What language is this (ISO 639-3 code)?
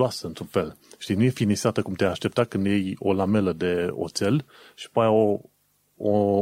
ron